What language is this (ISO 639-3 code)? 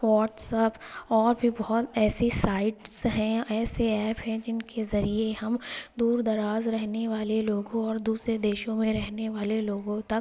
urd